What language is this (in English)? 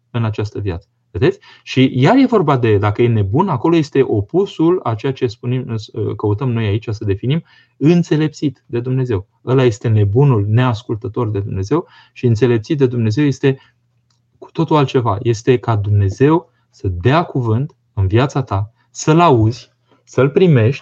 Romanian